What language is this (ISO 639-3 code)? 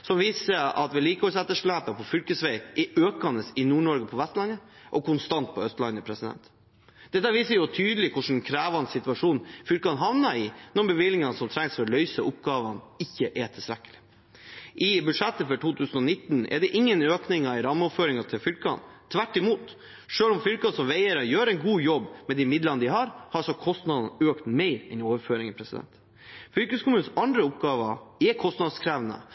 nob